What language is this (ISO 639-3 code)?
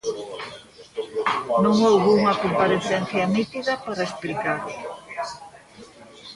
glg